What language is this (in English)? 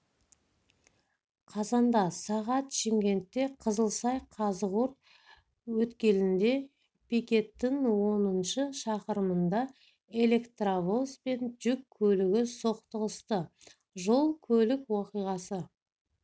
Kazakh